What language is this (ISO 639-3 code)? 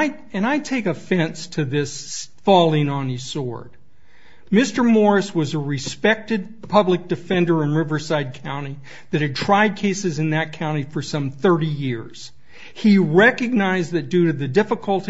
eng